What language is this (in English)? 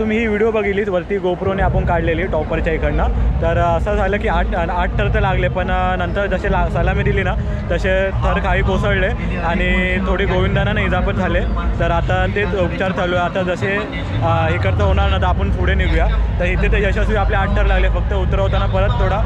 Hindi